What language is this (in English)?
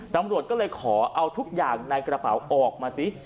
Thai